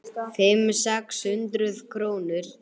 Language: Icelandic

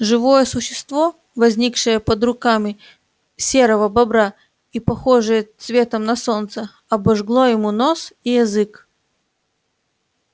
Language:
Russian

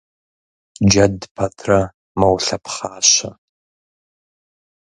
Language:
Kabardian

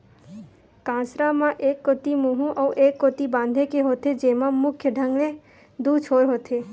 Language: Chhattisgarhi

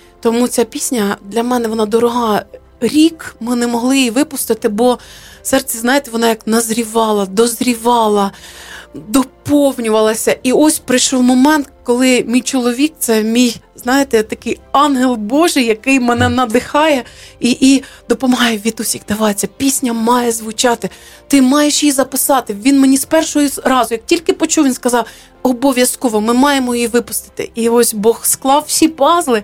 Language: Ukrainian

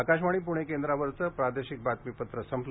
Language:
Marathi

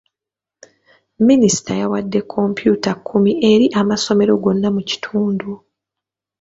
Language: Ganda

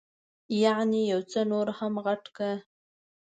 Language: Pashto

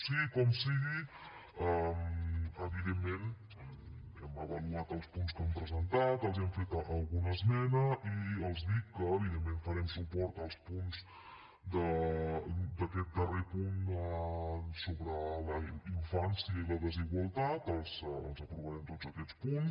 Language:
Catalan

